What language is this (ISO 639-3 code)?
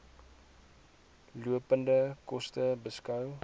afr